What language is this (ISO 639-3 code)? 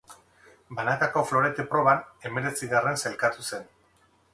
eus